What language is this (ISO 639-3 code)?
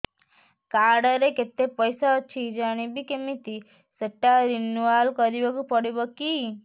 ori